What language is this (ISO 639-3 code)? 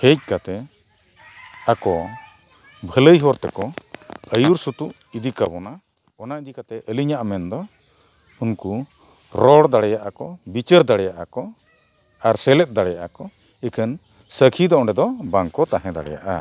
sat